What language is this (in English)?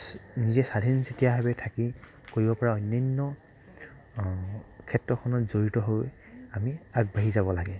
Assamese